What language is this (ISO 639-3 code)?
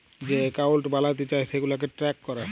ben